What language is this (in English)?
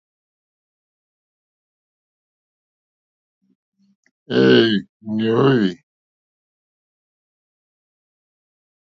Mokpwe